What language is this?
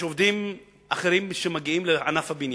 Hebrew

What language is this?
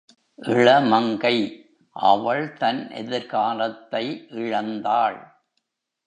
Tamil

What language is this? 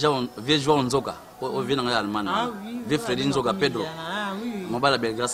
French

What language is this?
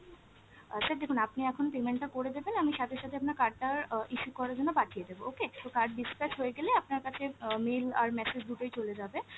Bangla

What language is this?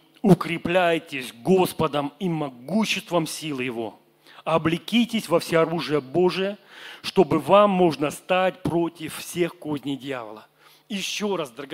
Russian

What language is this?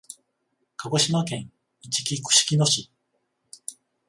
Japanese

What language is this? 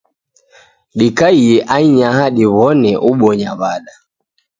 Taita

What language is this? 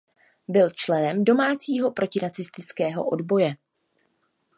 Czech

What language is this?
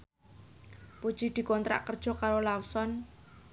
Javanese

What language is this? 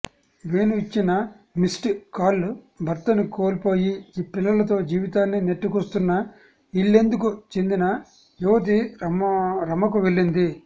Telugu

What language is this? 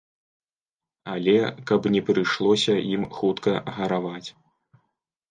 Belarusian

